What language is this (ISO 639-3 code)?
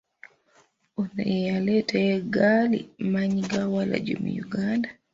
lug